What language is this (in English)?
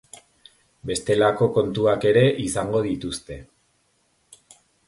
Basque